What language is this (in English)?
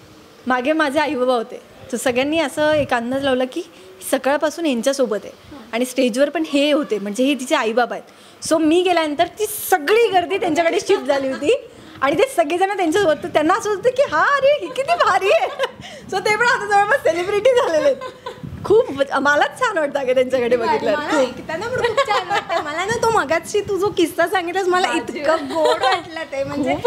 Marathi